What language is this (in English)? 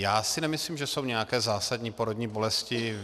Czech